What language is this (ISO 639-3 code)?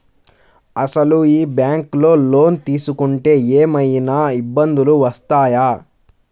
tel